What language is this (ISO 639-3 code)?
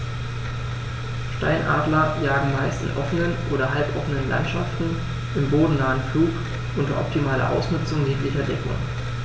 deu